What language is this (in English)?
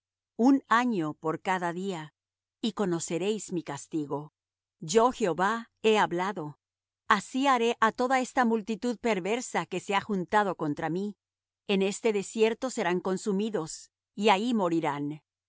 Spanish